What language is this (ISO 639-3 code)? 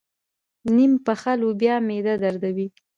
pus